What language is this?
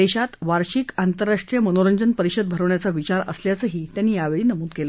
Marathi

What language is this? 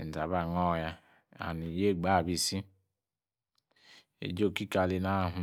Yace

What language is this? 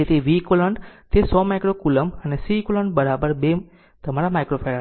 Gujarati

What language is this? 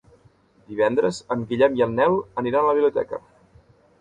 Catalan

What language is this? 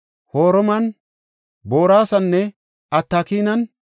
Gofa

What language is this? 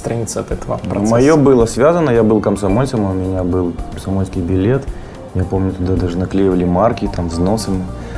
Russian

